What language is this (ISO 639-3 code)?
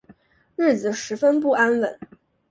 zho